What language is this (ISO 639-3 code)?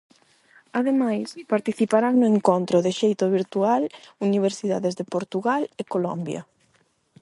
glg